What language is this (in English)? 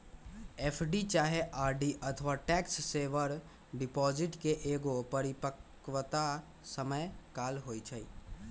Magahi